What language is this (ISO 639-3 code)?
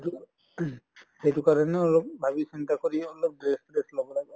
asm